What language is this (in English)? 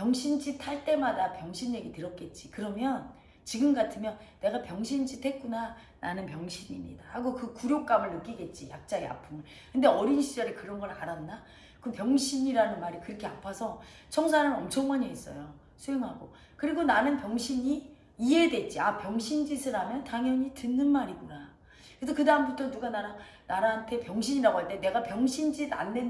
Korean